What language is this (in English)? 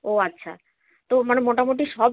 Bangla